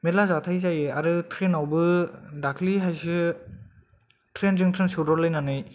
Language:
Bodo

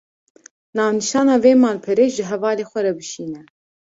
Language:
Kurdish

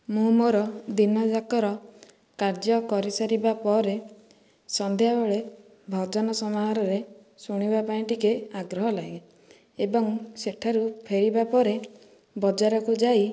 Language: Odia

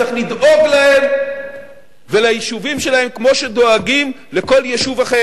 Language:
Hebrew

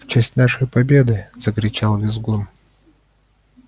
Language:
Russian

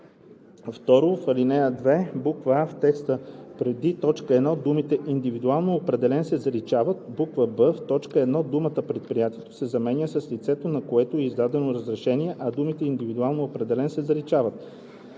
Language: Bulgarian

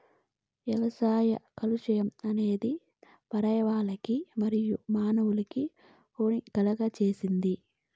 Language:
Telugu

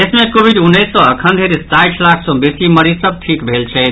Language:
Maithili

